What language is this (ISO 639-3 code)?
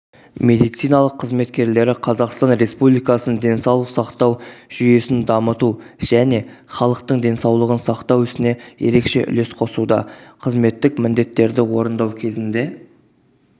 kaz